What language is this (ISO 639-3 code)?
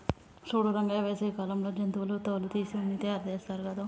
tel